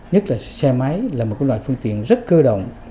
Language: Vietnamese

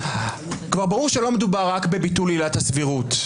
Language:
Hebrew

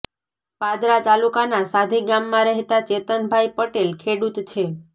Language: Gujarati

